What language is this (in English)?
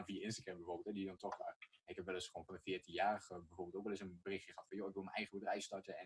Dutch